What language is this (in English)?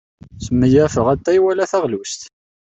Kabyle